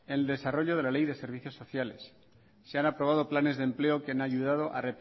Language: Spanish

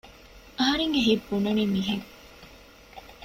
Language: Divehi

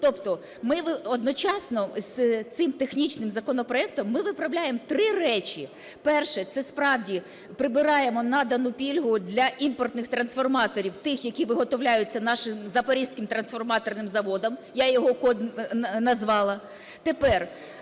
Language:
Ukrainian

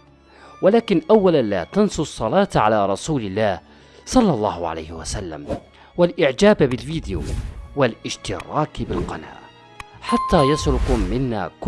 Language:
Arabic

